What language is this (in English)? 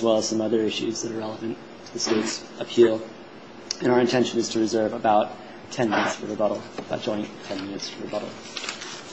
English